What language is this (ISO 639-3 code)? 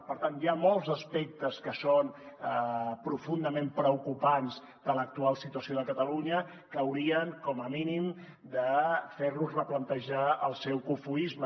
cat